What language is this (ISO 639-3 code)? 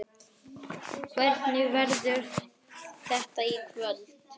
isl